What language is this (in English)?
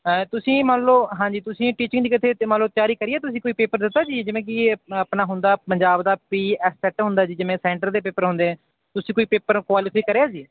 Punjabi